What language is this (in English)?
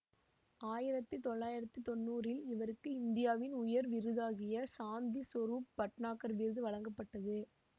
Tamil